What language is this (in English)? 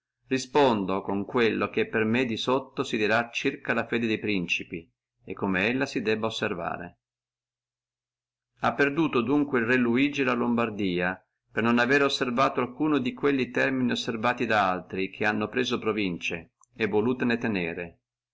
Italian